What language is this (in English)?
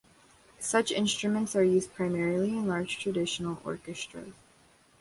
English